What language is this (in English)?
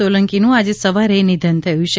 Gujarati